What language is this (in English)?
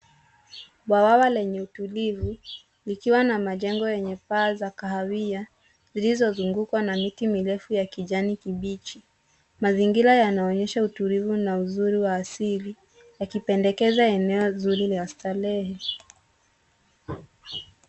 Swahili